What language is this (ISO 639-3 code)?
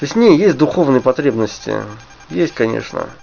rus